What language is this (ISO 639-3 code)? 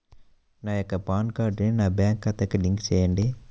tel